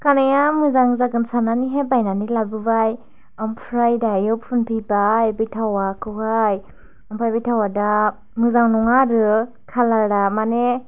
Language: Bodo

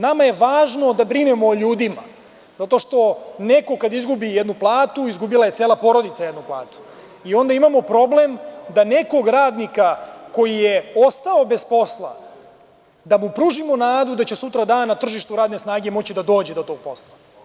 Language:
Serbian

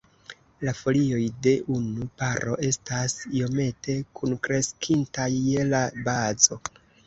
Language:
Esperanto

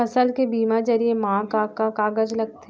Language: Chhattisgarhi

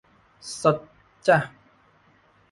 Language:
Thai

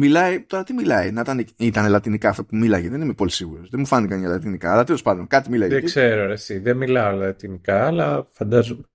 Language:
Greek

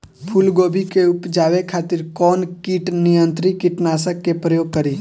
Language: Bhojpuri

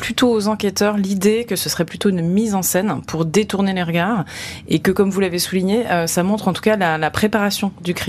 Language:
French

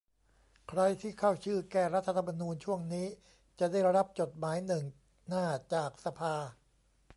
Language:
Thai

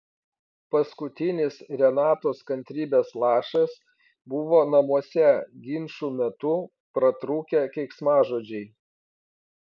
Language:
Lithuanian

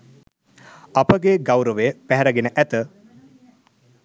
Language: Sinhala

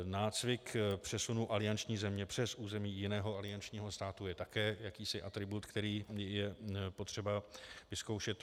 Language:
Czech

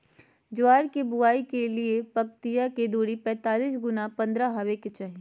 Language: Magahi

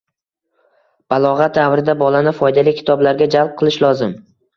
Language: Uzbek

